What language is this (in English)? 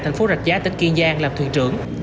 Vietnamese